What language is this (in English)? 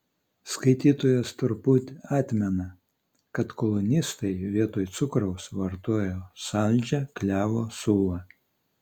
Lithuanian